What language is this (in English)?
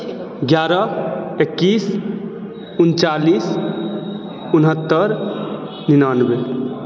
Maithili